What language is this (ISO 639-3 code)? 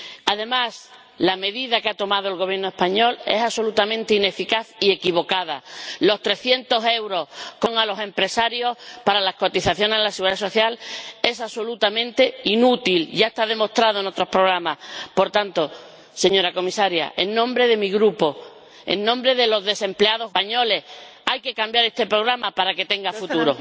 spa